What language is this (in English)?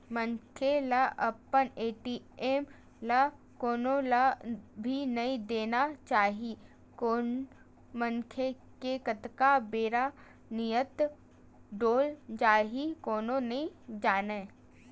Chhattisgarhi